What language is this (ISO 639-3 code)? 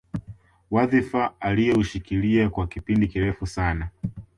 swa